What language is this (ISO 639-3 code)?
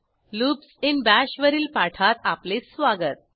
mar